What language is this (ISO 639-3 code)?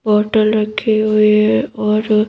hin